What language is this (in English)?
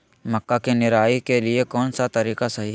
Magahi